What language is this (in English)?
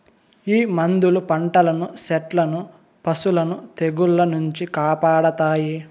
Telugu